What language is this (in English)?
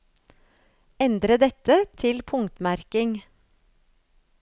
Norwegian